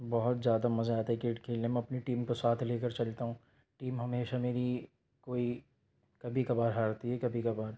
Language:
Urdu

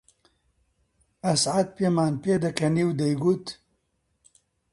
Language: Central Kurdish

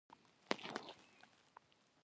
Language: Pashto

